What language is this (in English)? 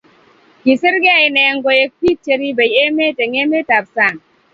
Kalenjin